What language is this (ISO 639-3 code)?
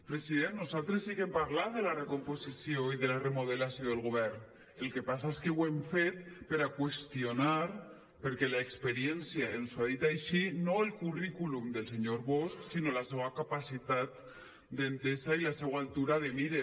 cat